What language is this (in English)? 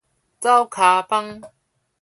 Min Nan Chinese